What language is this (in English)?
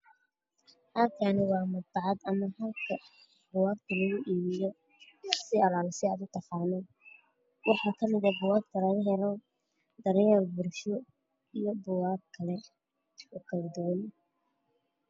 Somali